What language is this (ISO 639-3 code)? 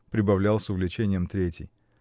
rus